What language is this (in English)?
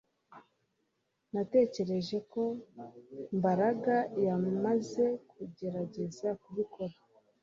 Kinyarwanda